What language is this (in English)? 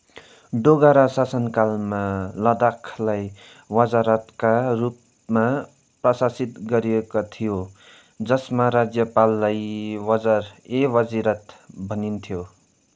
Nepali